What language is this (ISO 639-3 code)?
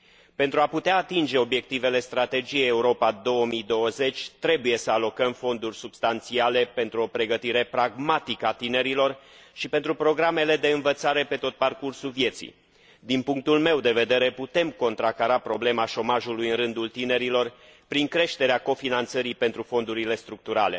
ron